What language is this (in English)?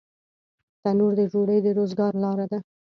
Pashto